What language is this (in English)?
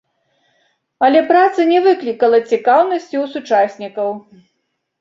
Belarusian